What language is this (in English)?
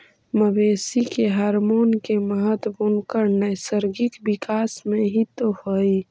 Magahi